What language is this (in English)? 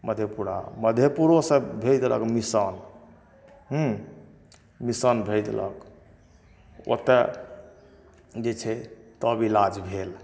Maithili